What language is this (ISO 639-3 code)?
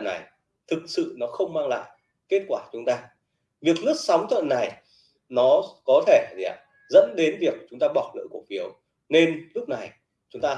vie